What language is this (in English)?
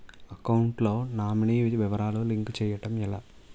Telugu